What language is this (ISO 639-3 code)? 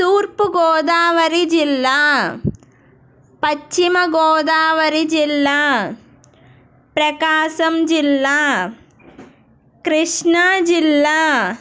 tel